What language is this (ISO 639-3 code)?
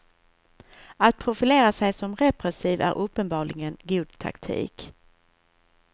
swe